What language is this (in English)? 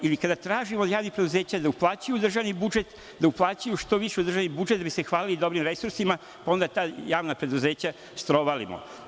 Serbian